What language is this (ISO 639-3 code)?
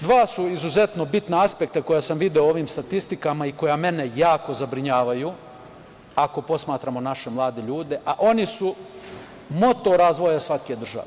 srp